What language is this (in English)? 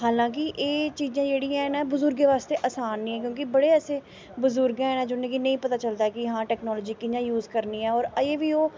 Dogri